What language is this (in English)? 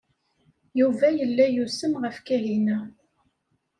Kabyle